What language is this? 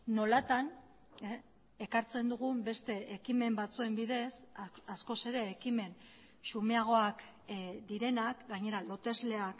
Basque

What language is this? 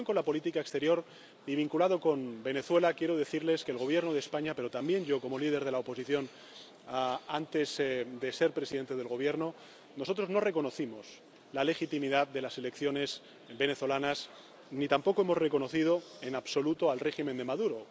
Spanish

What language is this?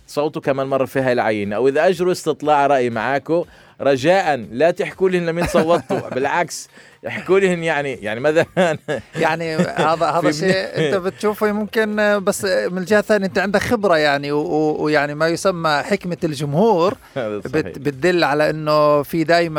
Arabic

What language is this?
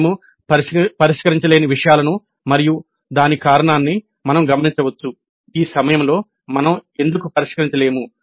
Telugu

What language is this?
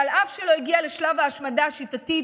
Hebrew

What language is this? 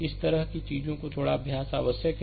Hindi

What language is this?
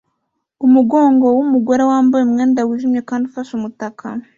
Kinyarwanda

